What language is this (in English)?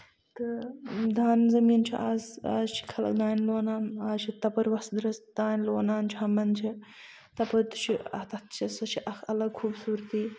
Kashmiri